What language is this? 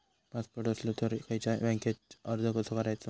Marathi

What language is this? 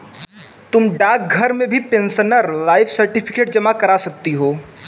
Hindi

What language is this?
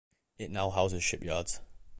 English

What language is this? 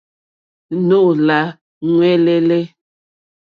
Mokpwe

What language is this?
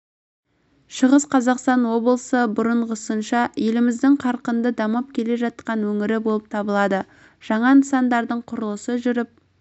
Kazakh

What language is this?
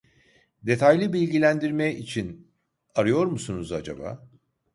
Turkish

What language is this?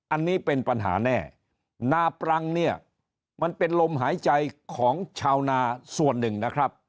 Thai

